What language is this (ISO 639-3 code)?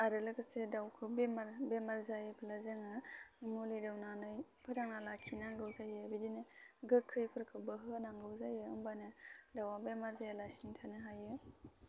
brx